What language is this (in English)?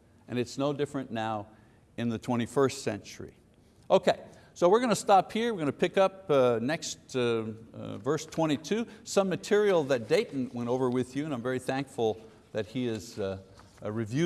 English